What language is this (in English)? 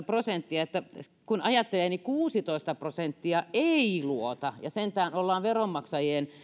Finnish